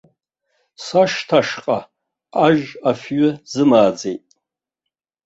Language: Abkhazian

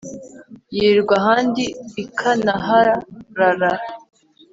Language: Kinyarwanda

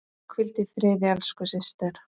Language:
Icelandic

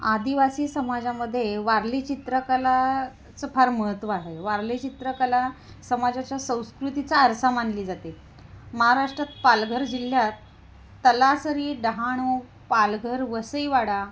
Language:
Marathi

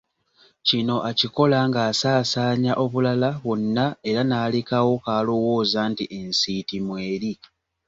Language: Ganda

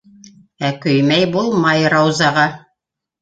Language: Bashkir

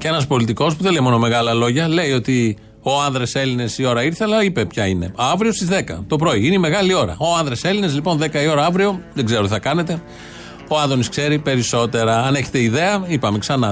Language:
Greek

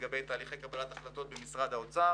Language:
Hebrew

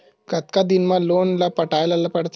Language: Chhattisgarhi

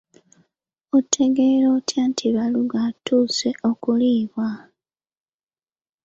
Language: Ganda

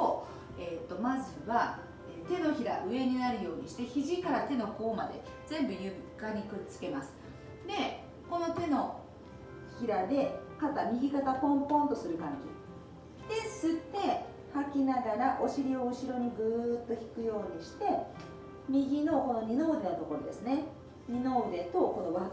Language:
Japanese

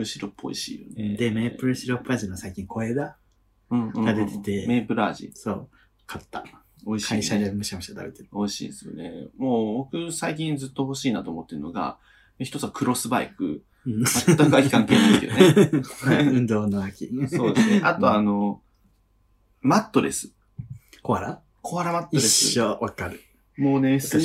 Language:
Japanese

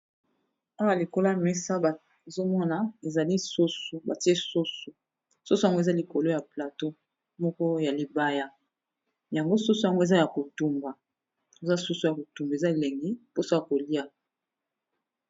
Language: Lingala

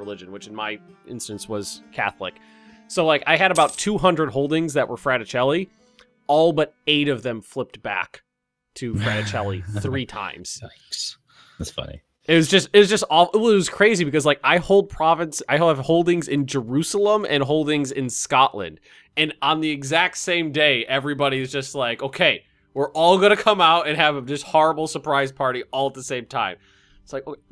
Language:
English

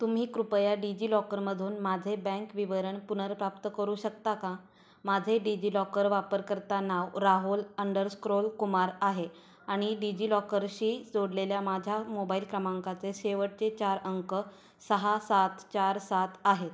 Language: Marathi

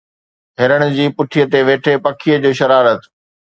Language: Sindhi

